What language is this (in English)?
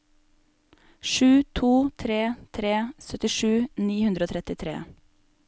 Norwegian